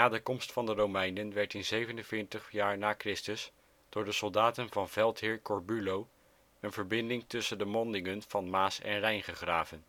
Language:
Dutch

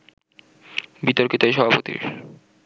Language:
Bangla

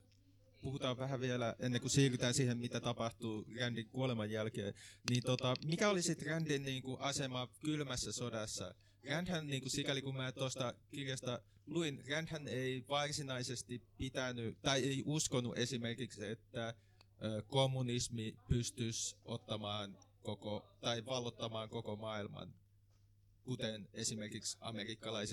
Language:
Finnish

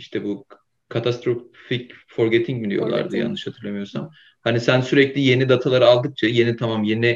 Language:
Turkish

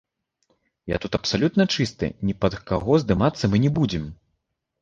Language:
Belarusian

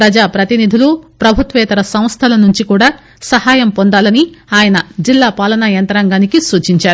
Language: Telugu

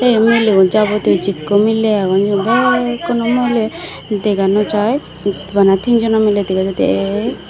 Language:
Chakma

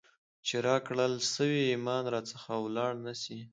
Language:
Pashto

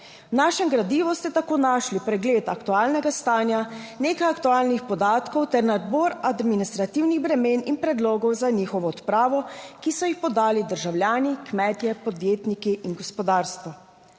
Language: Slovenian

